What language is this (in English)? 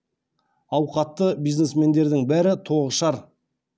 Kazakh